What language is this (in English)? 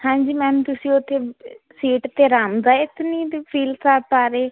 Punjabi